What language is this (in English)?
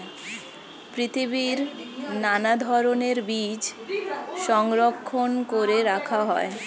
Bangla